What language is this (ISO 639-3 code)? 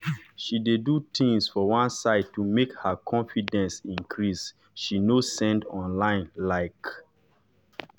pcm